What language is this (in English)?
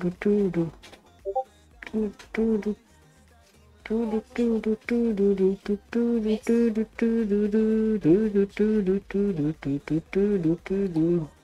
Hungarian